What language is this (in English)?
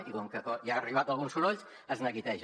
Catalan